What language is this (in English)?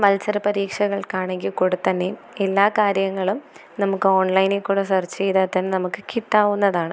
Malayalam